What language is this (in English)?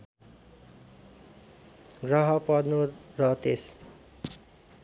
Nepali